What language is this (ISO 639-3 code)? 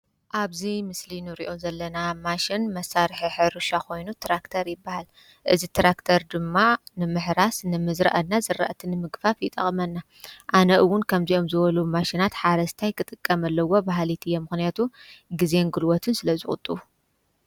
tir